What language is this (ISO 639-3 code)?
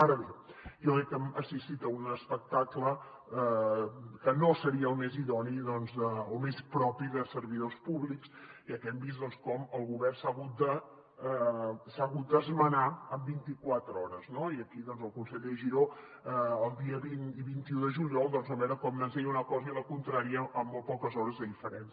cat